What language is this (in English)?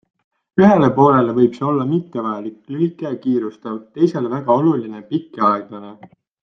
Estonian